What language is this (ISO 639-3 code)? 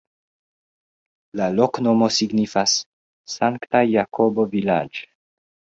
epo